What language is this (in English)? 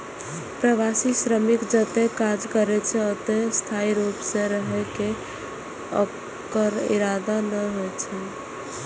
Maithili